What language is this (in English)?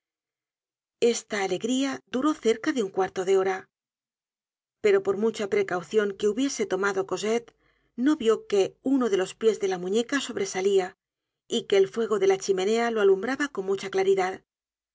Spanish